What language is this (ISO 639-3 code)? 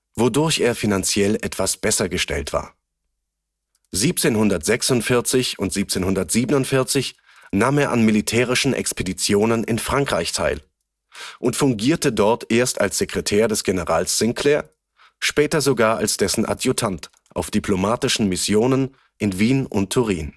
deu